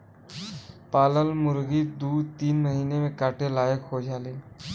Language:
Bhojpuri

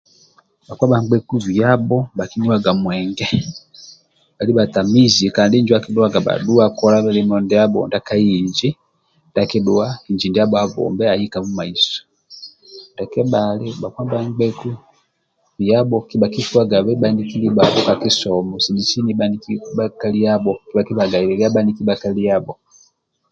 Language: Amba (Uganda)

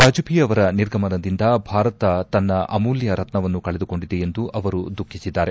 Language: Kannada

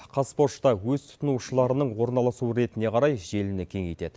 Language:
Kazakh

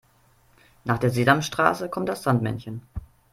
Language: German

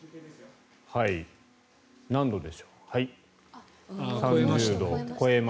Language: Japanese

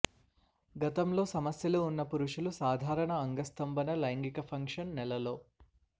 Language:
Telugu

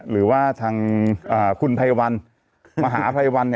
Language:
Thai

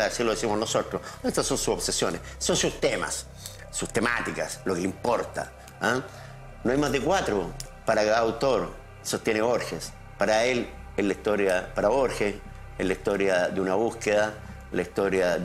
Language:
Spanish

